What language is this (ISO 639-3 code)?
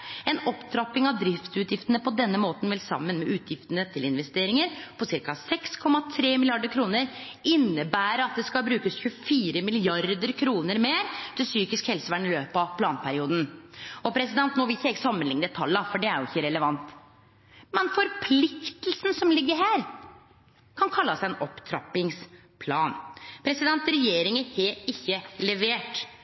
nno